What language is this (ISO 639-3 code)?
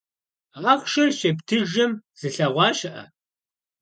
kbd